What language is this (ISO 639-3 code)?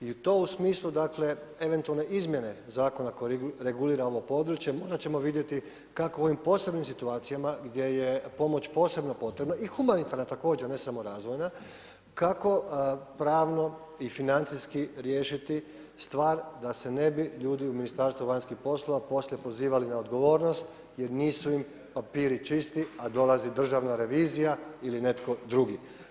hrv